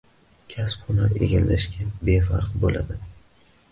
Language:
Uzbek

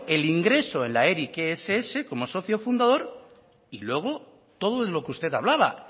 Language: Spanish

